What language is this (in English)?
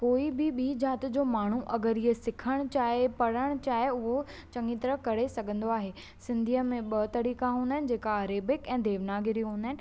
Sindhi